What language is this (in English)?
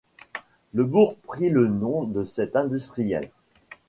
French